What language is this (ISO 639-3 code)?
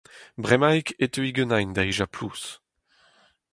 bre